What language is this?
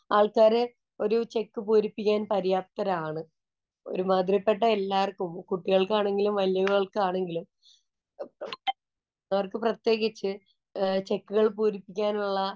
Malayalam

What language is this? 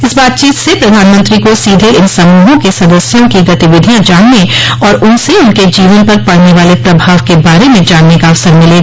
Hindi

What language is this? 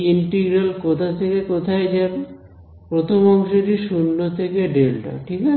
Bangla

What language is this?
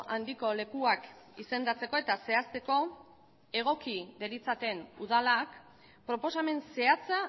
Basque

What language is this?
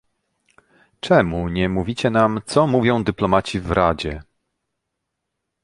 Polish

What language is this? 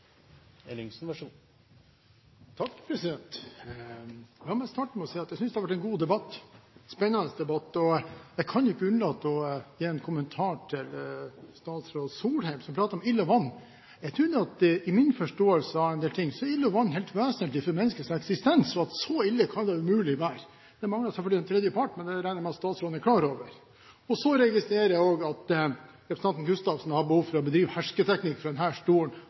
Norwegian Bokmål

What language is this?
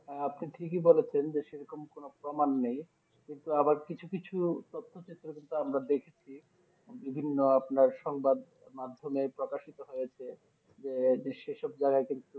Bangla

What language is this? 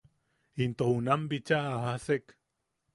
Yaqui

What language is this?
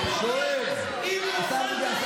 Hebrew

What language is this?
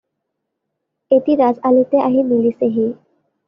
Assamese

